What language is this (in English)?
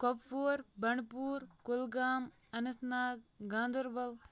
Kashmiri